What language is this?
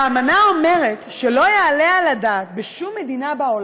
Hebrew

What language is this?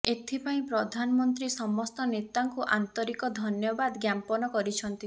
Odia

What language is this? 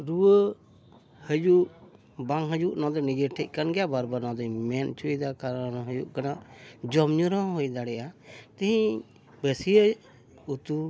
Santali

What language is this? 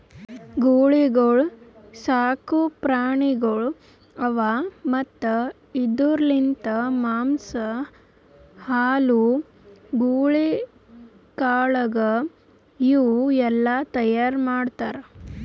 Kannada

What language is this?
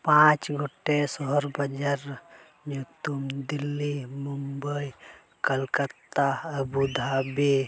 Santali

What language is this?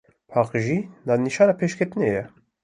Kurdish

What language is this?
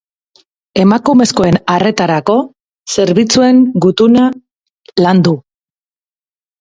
Basque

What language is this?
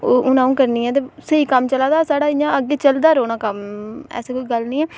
Dogri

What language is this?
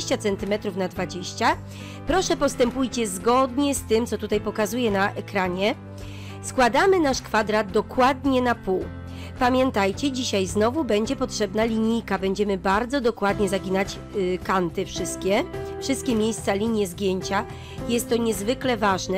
Polish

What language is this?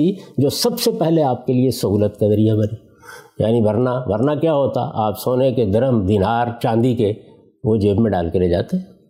Urdu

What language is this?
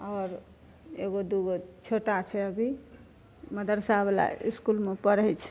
Maithili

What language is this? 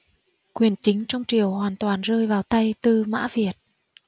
Vietnamese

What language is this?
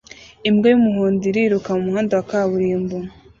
Kinyarwanda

